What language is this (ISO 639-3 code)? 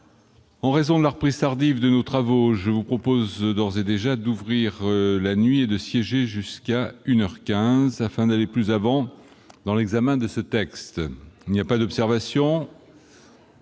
fra